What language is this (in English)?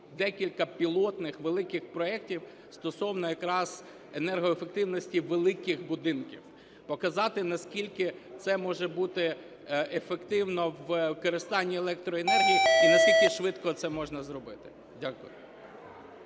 Ukrainian